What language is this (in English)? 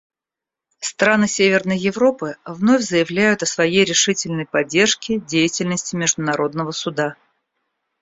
Russian